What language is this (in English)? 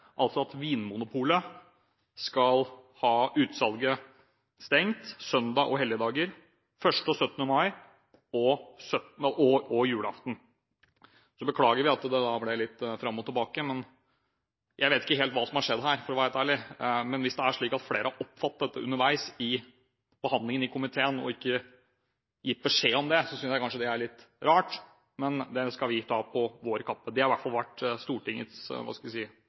Norwegian Bokmål